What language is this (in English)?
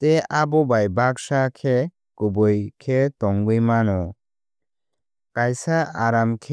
Kok Borok